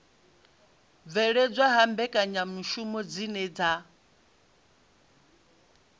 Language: Venda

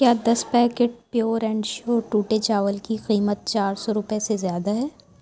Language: Urdu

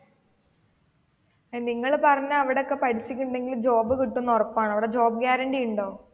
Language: Malayalam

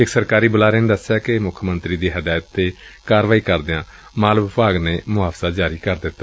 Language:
Punjabi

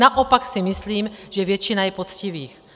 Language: Czech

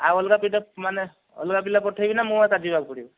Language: Odia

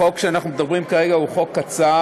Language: Hebrew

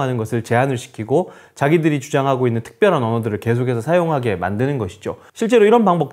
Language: Korean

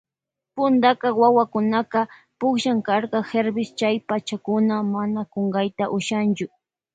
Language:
Loja Highland Quichua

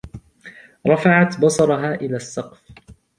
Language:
Arabic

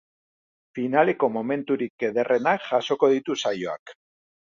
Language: Basque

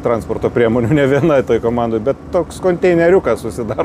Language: Lithuanian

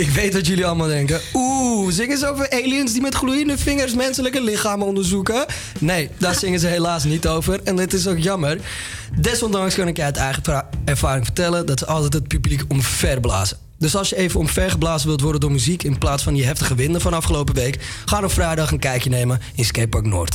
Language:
Dutch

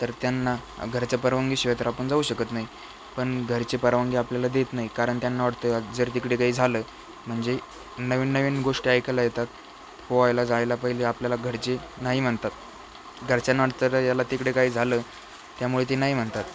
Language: Marathi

